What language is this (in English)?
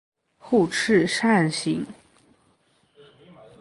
Chinese